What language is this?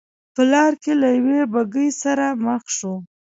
Pashto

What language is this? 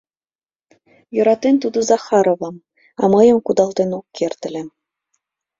Mari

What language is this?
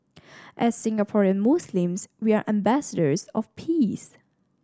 English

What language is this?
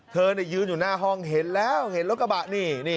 Thai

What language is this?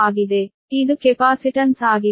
Kannada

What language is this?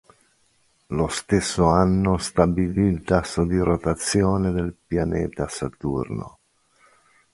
Italian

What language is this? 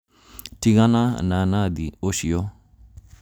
Kikuyu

